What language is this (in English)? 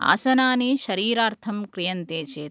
Sanskrit